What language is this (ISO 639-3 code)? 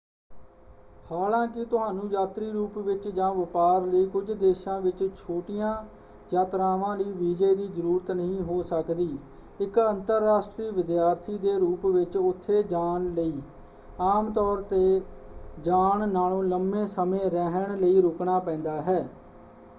pan